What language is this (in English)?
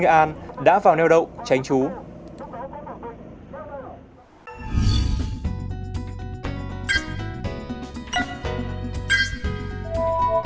Vietnamese